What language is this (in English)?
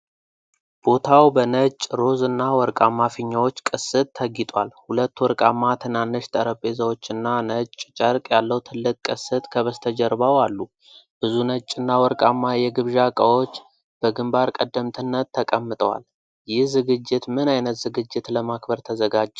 Amharic